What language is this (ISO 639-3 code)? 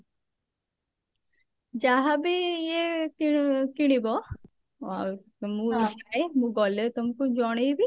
ori